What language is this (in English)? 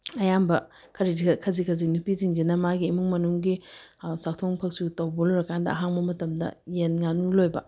Manipuri